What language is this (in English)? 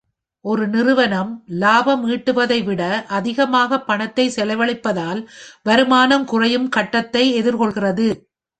Tamil